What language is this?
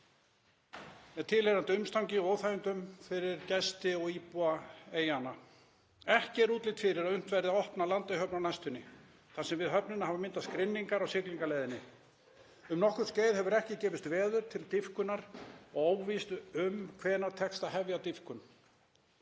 Icelandic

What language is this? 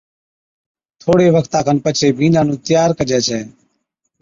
Od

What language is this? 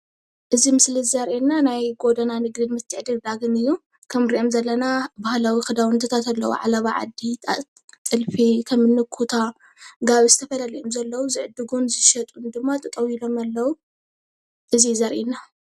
Tigrinya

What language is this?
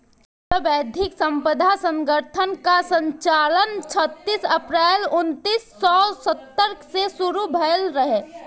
Bhojpuri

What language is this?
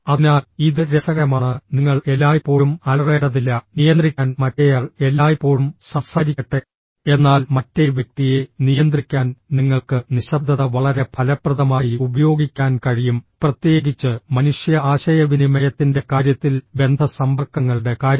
Malayalam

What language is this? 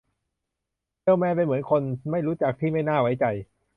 Thai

